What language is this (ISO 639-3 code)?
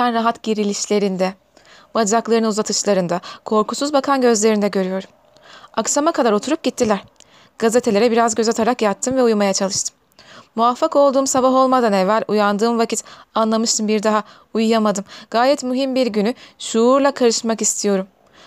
tur